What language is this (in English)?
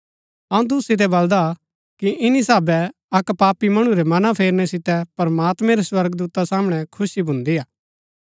Gaddi